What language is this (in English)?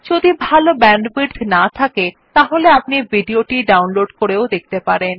Bangla